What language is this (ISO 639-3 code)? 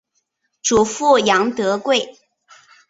zho